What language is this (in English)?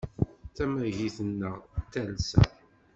Kabyle